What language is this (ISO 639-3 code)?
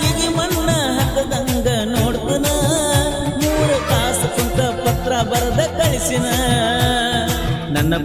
ara